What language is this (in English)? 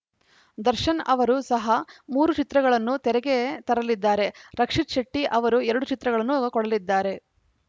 Kannada